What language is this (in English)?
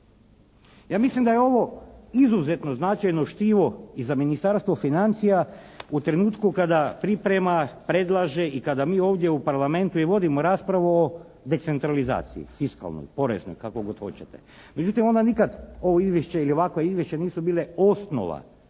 Croatian